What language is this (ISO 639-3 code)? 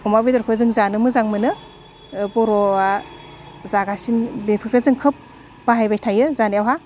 brx